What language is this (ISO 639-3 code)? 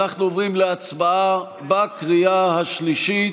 heb